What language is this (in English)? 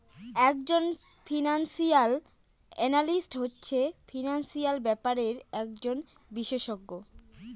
Bangla